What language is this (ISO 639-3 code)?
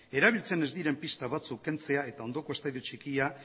eus